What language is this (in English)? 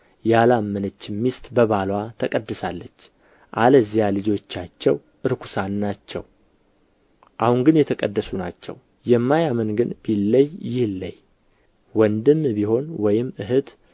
Amharic